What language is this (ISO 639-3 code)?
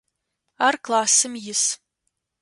ady